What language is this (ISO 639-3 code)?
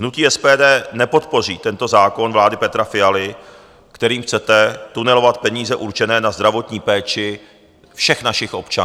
ces